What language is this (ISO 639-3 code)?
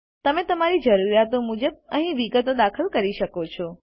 guj